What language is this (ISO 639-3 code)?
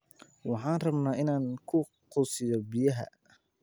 som